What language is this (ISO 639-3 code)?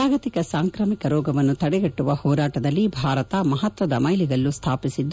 kan